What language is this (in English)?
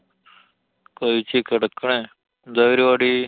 Malayalam